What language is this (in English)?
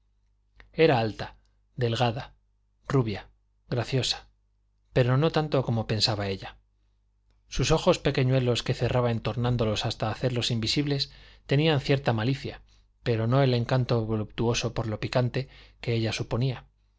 Spanish